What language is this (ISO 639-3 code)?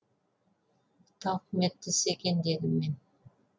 kaz